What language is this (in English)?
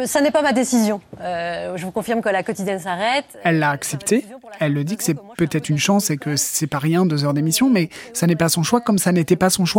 French